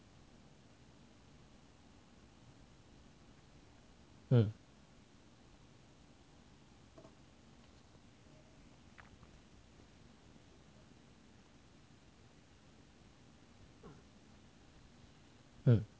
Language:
English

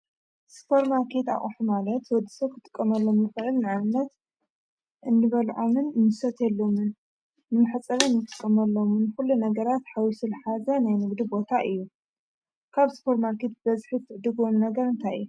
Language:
Tigrinya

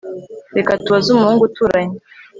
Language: Kinyarwanda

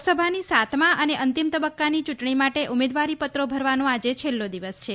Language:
Gujarati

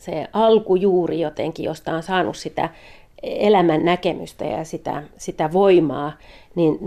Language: Finnish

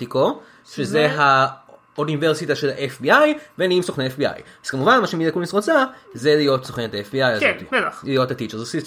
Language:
Hebrew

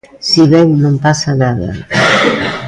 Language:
Galician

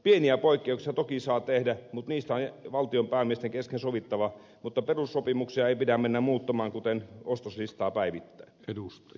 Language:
Finnish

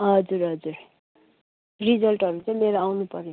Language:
Nepali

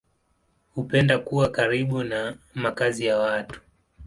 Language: Swahili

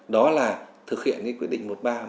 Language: Vietnamese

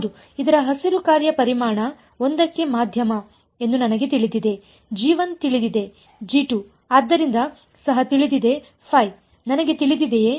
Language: Kannada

